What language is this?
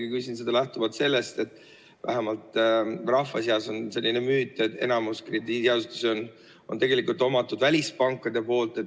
Estonian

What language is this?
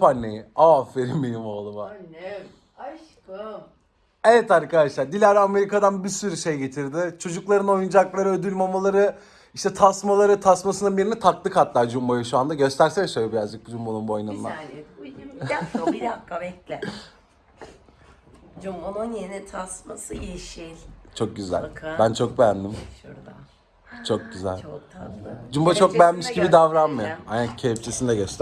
Turkish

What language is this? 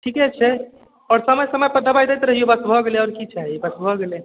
Maithili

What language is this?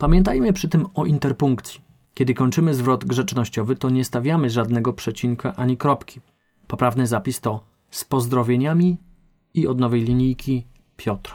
Polish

